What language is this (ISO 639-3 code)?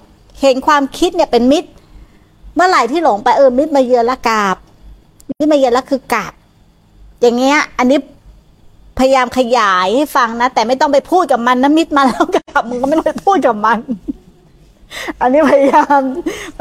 tha